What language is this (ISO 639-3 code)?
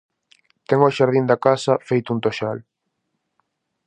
glg